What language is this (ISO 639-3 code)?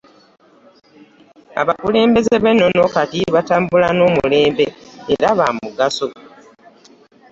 lug